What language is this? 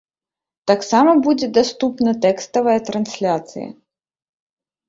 Belarusian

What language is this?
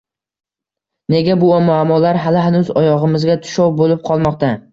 Uzbek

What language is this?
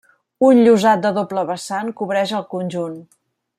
Catalan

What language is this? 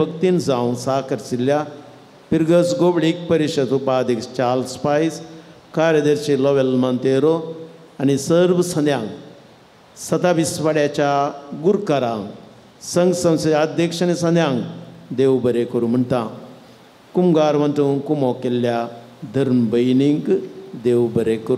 Marathi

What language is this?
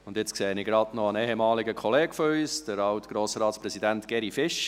Swiss German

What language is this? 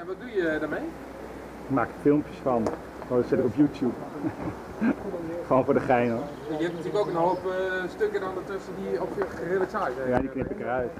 Dutch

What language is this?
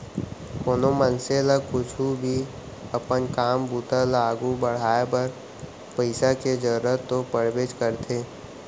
Chhattisgarhi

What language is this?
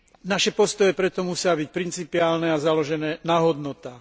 Slovak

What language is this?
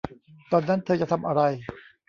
Thai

